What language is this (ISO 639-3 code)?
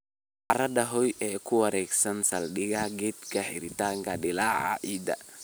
som